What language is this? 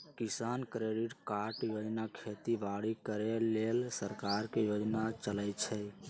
Magahi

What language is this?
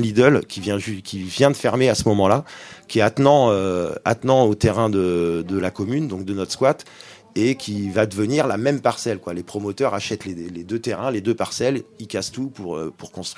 French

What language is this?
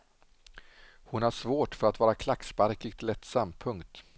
Swedish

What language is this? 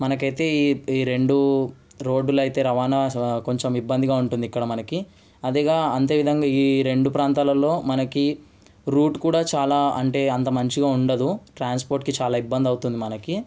Telugu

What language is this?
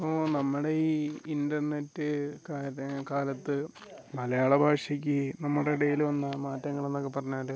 Malayalam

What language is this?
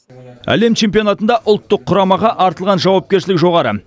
Kazakh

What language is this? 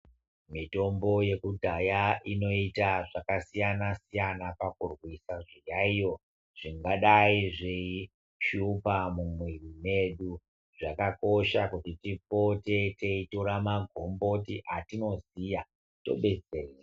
Ndau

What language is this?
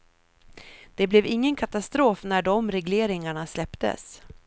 Swedish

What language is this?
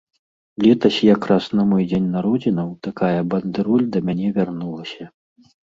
Belarusian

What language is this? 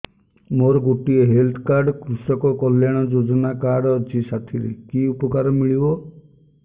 Odia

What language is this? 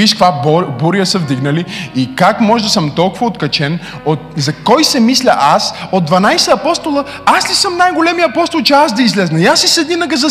Bulgarian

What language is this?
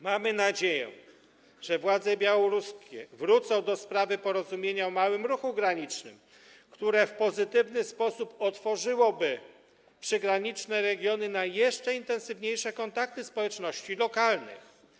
Polish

